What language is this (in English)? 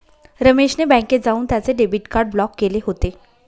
Marathi